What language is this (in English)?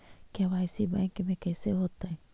Magahi